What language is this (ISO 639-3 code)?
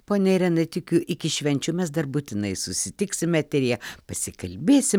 lit